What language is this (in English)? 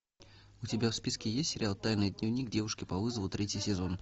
Russian